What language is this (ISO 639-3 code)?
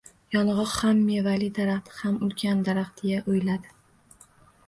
uzb